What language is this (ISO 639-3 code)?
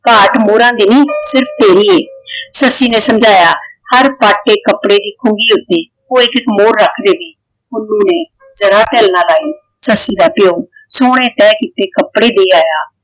pan